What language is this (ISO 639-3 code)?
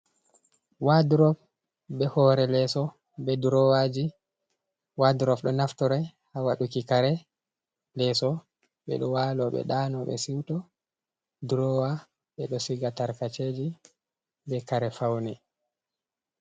ful